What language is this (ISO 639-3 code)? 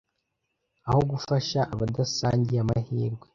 kin